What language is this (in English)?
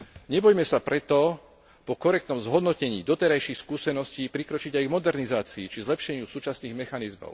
Slovak